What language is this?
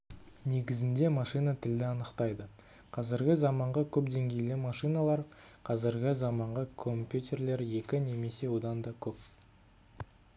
Kazakh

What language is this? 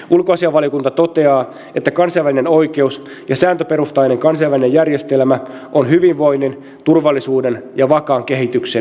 Finnish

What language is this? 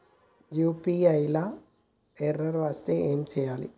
Telugu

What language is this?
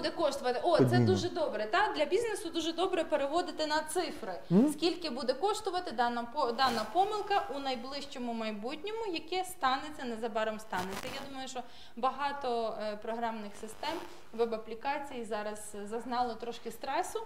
Ukrainian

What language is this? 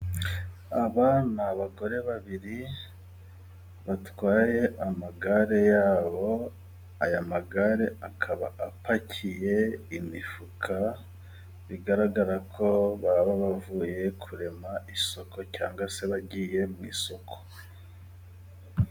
Kinyarwanda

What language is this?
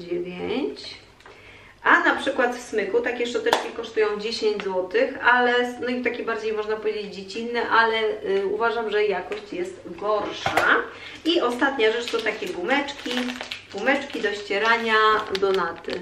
Polish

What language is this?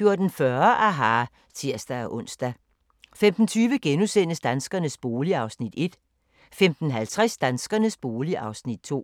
Danish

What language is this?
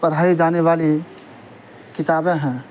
Urdu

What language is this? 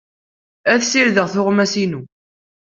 Kabyle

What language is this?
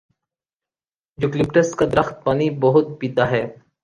Urdu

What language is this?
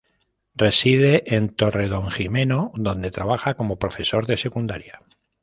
Spanish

